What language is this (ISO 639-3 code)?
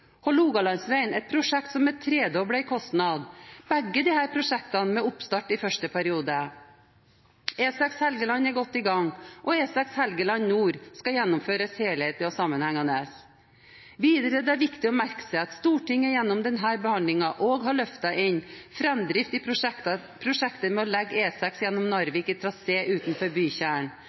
nob